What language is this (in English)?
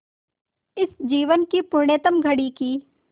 Hindi